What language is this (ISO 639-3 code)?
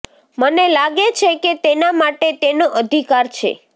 guj